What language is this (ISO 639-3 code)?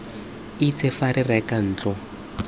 tsn